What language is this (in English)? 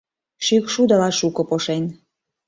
Mari